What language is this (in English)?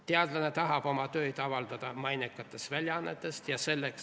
Estonian